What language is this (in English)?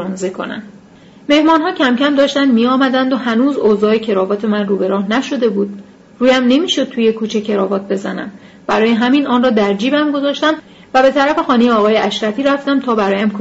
Persian